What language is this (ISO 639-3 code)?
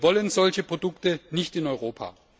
deu